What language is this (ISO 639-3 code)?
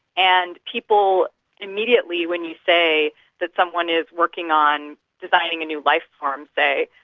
eng